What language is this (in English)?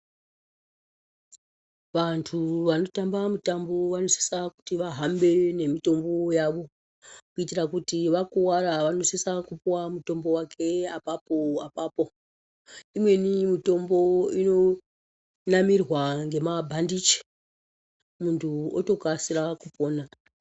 Ndau